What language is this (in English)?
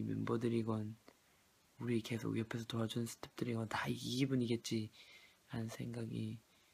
Korean